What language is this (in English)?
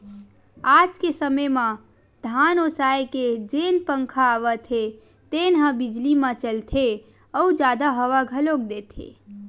Chhattisgarhi